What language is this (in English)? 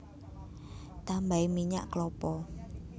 Javanese